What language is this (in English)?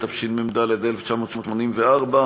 Hebrew